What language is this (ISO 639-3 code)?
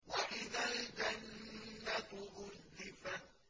ara